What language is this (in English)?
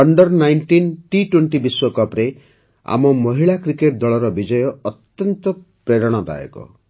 Odia